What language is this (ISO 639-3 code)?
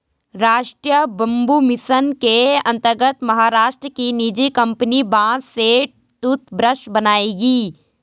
hin